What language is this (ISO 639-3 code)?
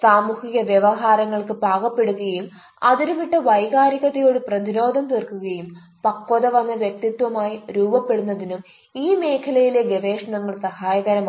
mal